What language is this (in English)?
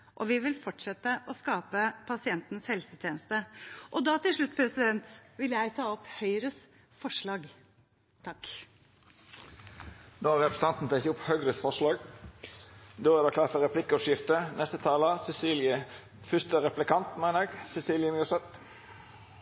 Norwegian